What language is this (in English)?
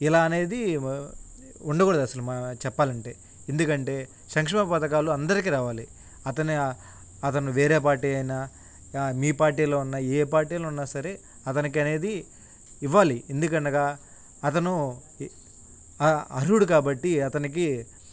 Telugu